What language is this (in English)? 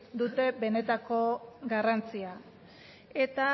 Basque